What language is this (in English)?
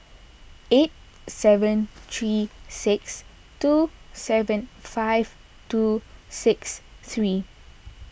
English